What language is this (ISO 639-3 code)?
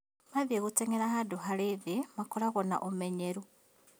kik